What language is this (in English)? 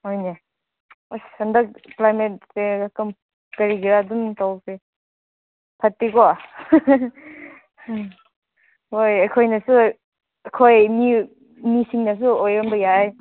Manipuri